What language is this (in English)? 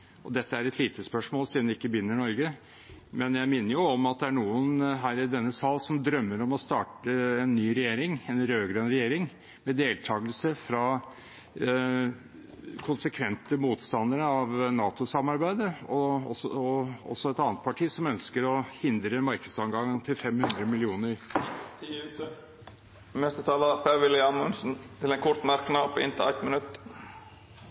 Norwegian